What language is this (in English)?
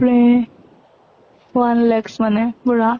Assamese